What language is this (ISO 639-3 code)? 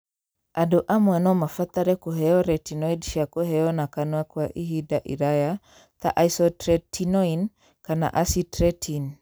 kik